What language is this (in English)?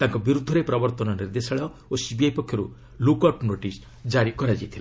Odia